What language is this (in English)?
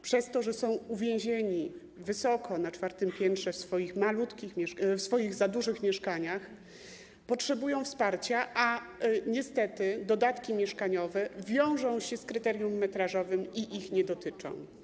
Polish